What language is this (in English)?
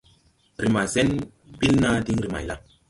Tupuri